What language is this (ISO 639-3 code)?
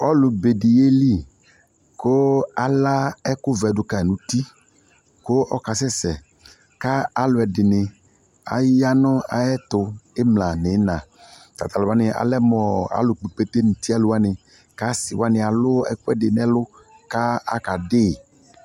kpo